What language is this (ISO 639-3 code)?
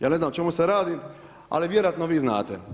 hrv